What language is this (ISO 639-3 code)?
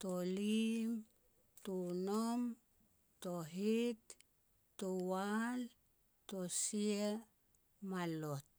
pex